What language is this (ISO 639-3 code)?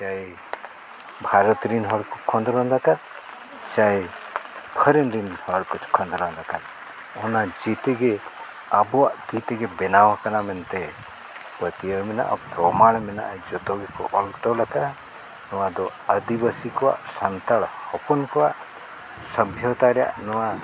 sat